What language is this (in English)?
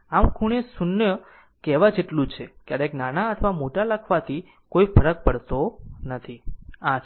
Gujarati